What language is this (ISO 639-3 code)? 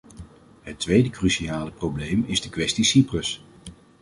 nld